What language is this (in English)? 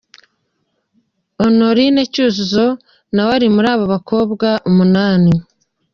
Kinyarwanda